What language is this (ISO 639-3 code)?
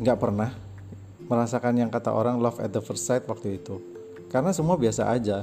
ind